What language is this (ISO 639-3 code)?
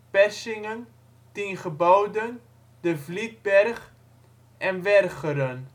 nld